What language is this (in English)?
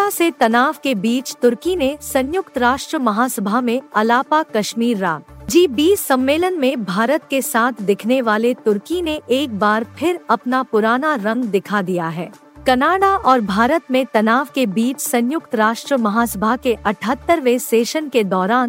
Hindi